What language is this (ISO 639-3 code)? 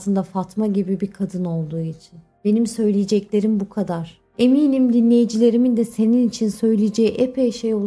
tur